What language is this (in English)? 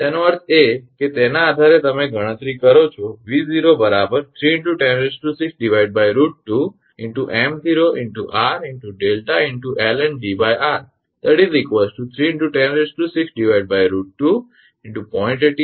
Gujarati